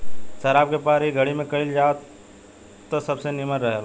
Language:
Bhojpuri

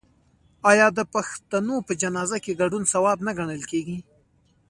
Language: Pashto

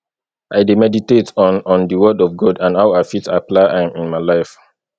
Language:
Nigerian Pidgin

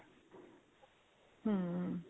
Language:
Punjabi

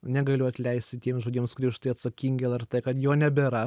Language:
Lithuanian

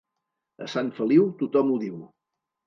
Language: Catalan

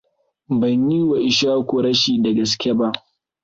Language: Hausa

